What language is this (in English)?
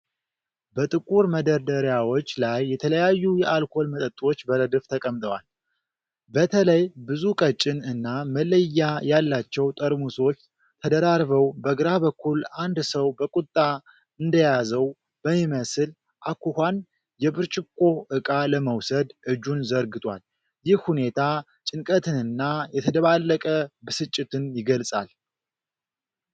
Amharic